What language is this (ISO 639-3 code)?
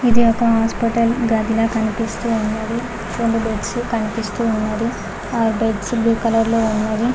tel